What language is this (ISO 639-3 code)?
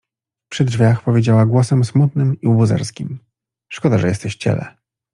pol